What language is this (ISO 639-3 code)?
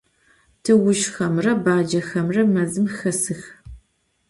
ady